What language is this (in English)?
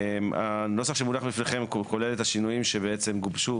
Hebrew